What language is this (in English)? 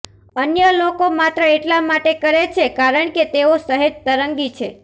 Gujarati